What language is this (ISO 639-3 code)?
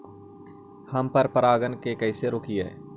mag